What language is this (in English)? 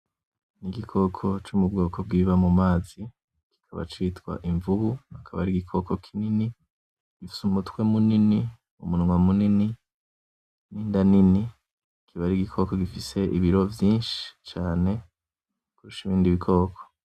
Rundi